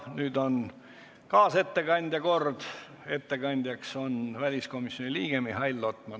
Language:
Estonian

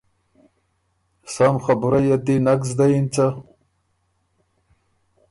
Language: Ormuri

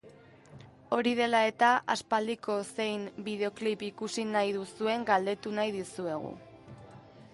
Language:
Basque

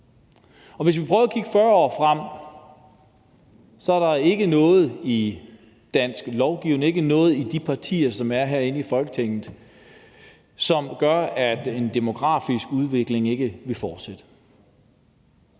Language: Danish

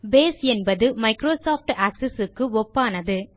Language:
Tamil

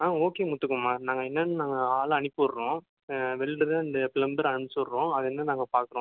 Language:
Tamil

